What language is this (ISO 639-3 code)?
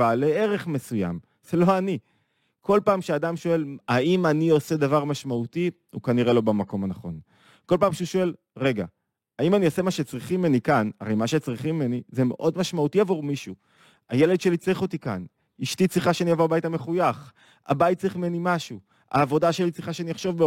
heb